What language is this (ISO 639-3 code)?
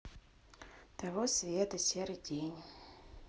rus